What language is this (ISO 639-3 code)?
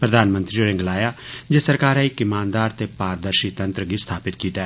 doi